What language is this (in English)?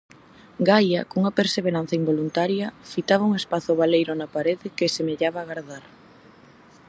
Galician